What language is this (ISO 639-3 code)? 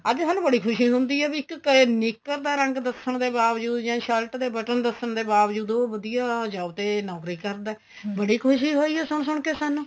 pan